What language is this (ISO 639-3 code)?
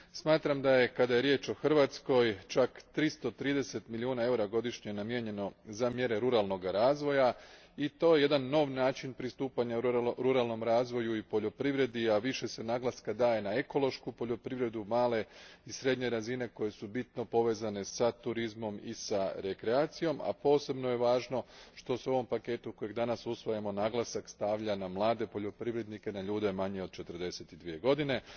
hrv